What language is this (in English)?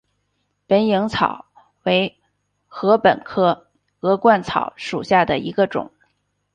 Chinese